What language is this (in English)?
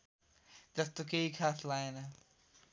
Nepali